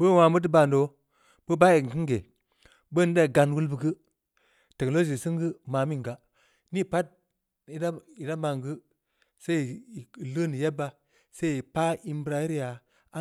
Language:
Samba Leko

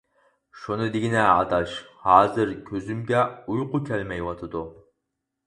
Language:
Uyghur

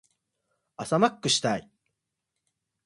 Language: Japanese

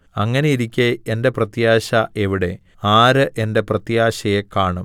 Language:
Malayalam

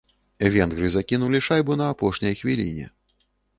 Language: Belarusian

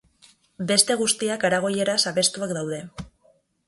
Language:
Basque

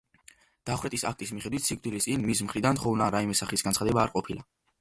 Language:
Georgian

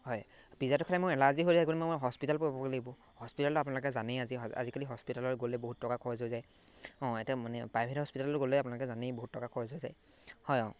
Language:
Assamese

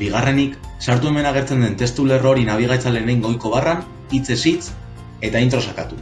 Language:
Basque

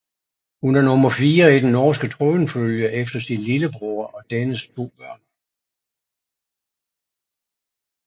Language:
Danish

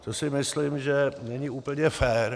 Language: Czech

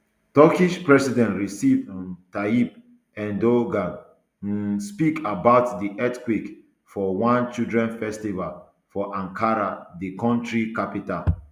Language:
Nigerian Pidgin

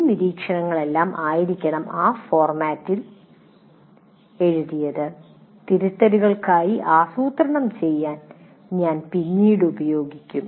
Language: Malayalam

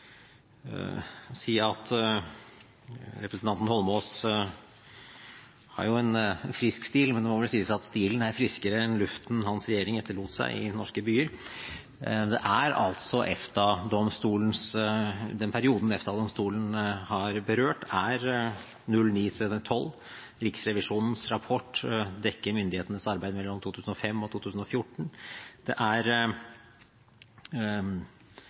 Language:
Norwegian Bokmål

